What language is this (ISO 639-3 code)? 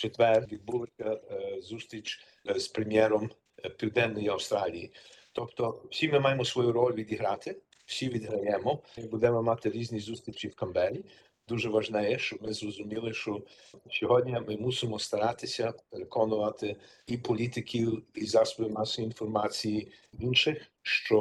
ukr